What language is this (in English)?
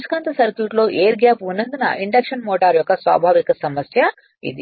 Telugu